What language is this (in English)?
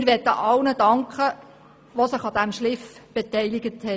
Swiss German